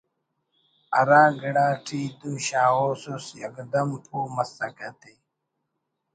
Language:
Brahui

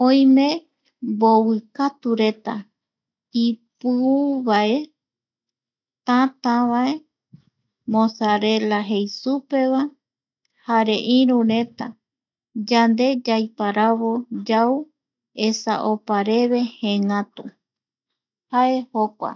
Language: Eastern Bolivian Guaraní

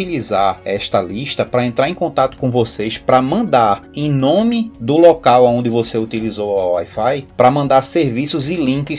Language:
Portuguese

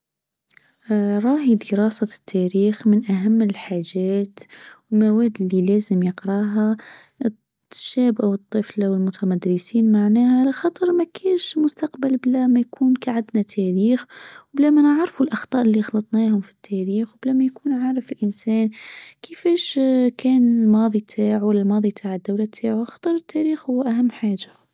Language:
Tunisian Arabic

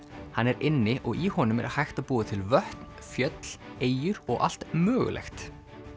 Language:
Icelandic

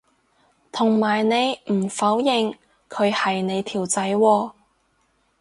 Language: Cantonese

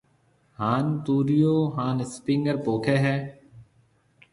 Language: Marwari (Pakistan)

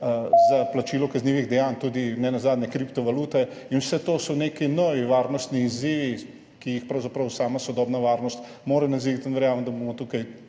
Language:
Slovenian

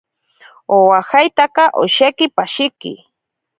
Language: Ashéninka Perené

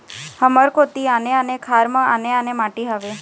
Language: Chhattisgarhi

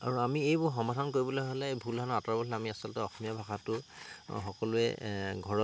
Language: Assamese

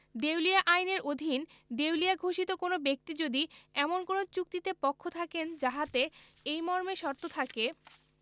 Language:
Bangla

